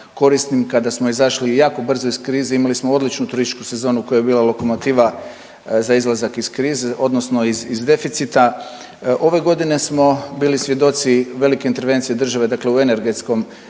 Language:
Croatian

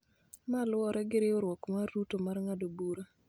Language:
Luo (Kenya and Tanzania)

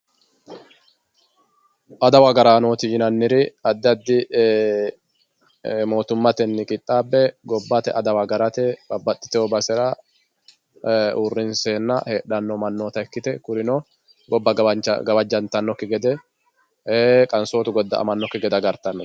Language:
Sidamo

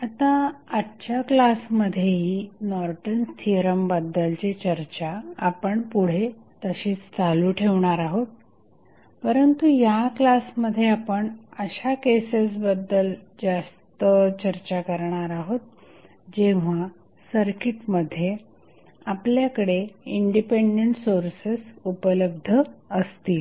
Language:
Marathi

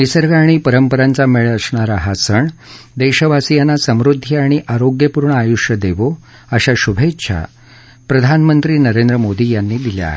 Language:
Marathi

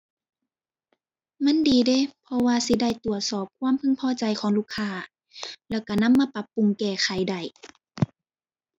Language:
Thai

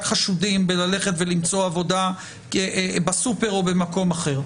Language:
Hebrew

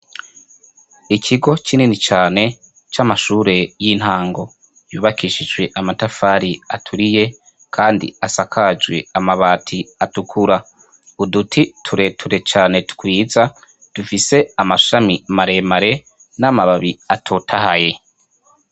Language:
Rundi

